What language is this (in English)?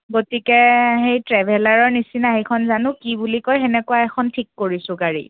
Assamese